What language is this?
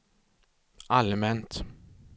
Swedish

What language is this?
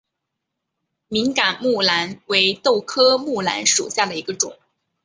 Chinese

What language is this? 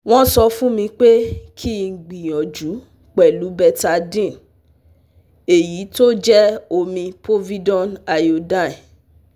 Yoruba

